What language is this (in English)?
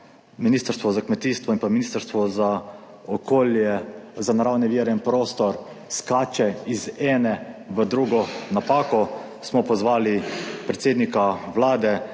Slovenian